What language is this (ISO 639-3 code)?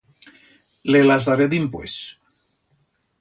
arg